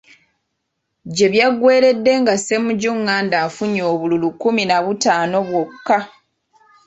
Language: Ganda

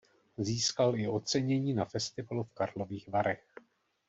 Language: Czech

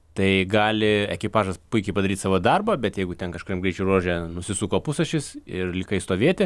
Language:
Lithuanian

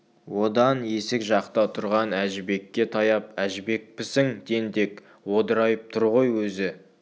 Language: Kazakh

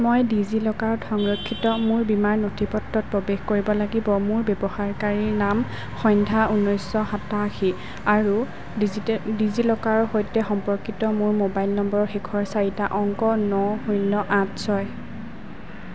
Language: Assamese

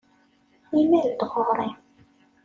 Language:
Kabyle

